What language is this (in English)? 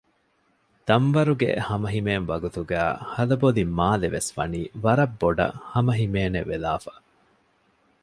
Divehi